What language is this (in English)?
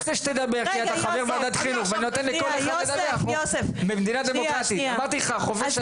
Hebrew